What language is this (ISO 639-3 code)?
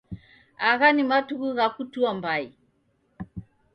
dav